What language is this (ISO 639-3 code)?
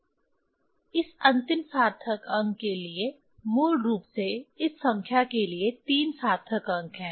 hin